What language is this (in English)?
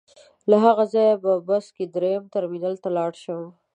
Pashto